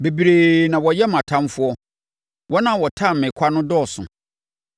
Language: Akan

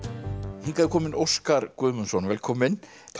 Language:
Icelandic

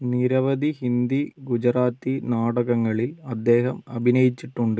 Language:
Malayalam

